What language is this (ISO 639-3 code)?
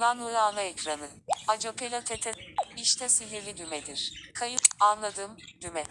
tur